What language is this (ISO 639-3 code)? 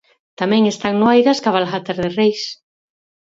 glg